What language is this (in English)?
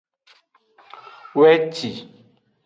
Aja (Benin)